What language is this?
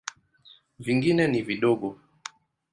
Swahili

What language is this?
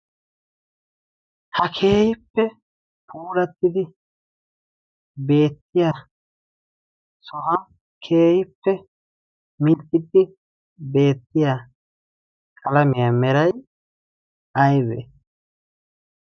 Wolaytta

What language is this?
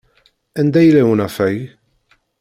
Kabyle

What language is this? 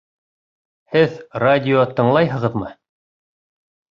Bashkir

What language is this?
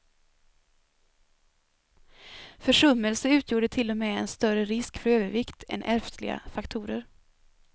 Swedish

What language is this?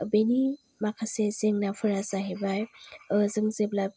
Bodo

